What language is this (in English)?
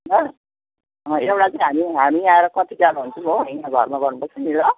Nepali